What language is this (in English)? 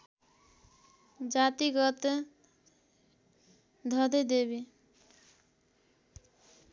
Nepali